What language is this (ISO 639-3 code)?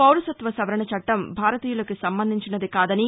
tel